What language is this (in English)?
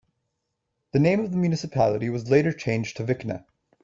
English